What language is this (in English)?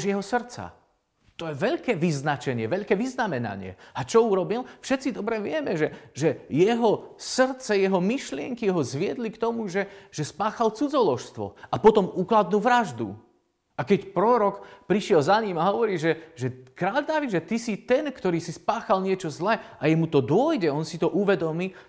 Slovak